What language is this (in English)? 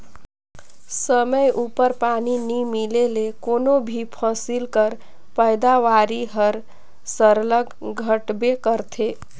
Chhattisgarhi